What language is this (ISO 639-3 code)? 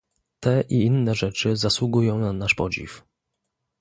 pol